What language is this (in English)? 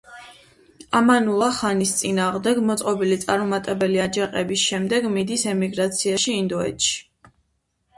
Georgian